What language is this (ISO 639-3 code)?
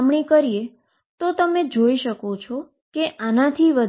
guj